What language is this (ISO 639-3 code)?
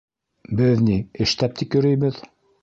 bak